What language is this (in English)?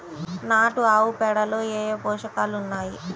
Telugu